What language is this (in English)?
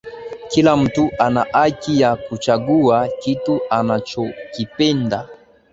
Swahili